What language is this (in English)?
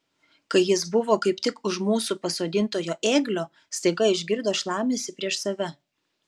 Lithuanian